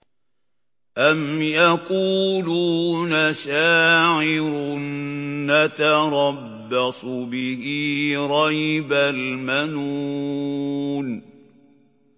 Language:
Arabic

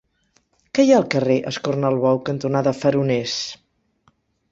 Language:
Catalan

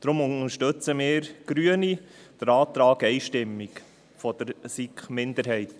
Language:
Swiss German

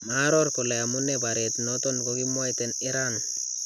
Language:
Kalenjin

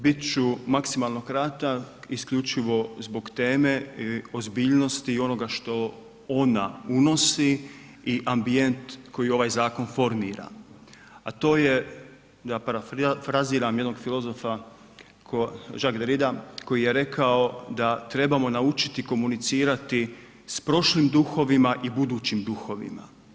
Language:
Croatian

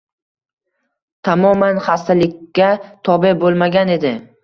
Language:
Uzbek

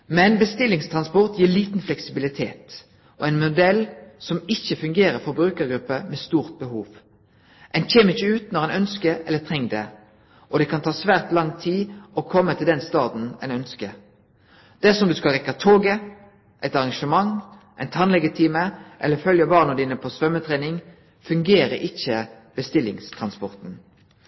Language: Norwegian Nynorsk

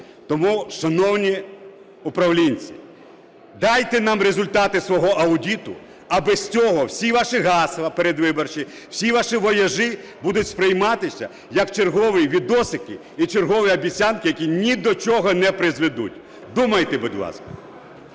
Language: Ukrainian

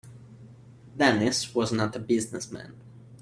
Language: English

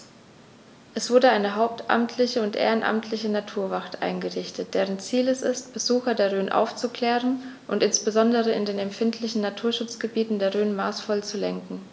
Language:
German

